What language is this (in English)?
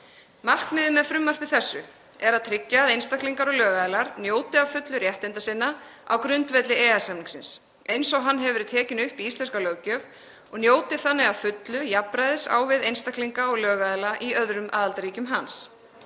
Icelandic